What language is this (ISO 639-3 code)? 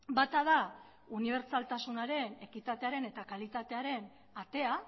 eus